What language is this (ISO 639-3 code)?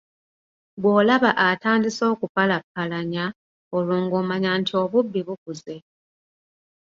lug